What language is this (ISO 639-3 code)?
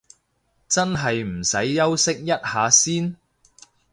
yue